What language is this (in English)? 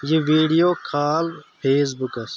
Kashmiri